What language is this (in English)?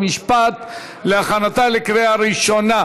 Hebrew